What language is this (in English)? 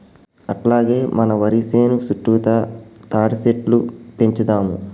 Telugu